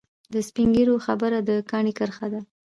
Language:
Pashto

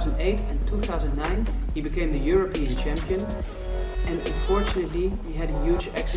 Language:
English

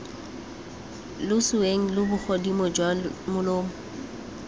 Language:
Tswana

